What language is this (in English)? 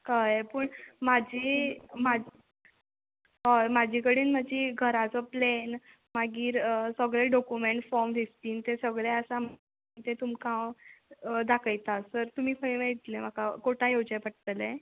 Konkani